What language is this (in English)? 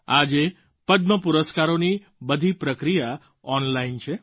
Gujarati